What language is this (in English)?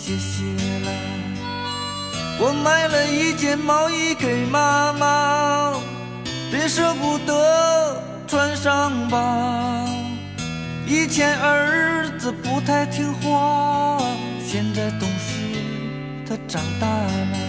Chinese